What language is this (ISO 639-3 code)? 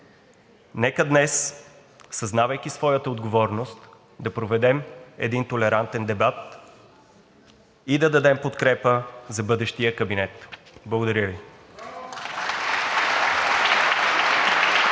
bul